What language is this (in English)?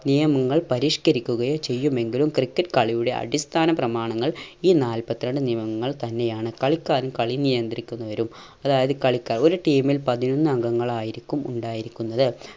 Malayalam